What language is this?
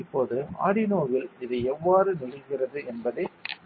Tamil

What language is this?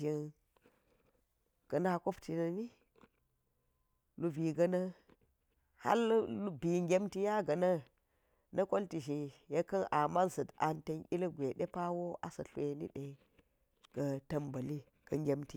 Geji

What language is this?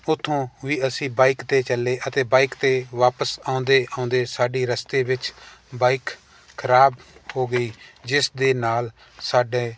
Punjabi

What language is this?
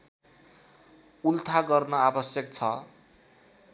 Nepali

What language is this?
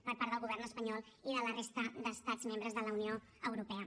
Catalan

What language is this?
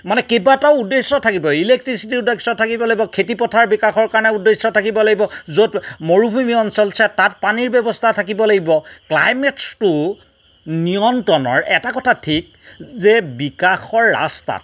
Assamese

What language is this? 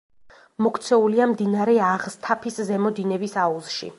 Georgian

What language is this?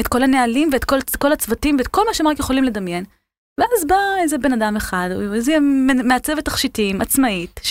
Hebrew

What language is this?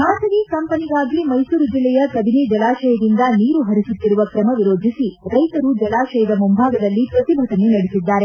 Kannada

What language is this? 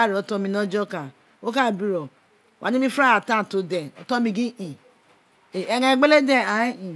Isekiri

